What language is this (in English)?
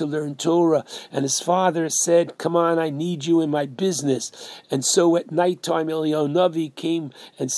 English